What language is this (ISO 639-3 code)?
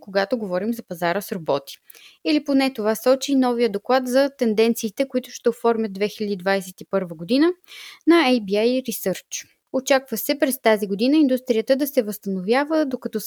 bul